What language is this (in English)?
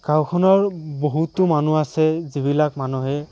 Assamese